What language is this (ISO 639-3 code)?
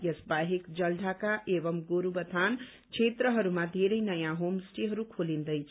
nep